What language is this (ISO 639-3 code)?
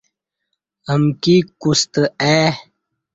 bsh